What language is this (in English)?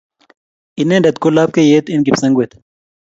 Kalenjin